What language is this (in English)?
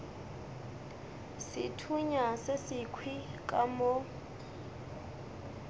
Northern Sotho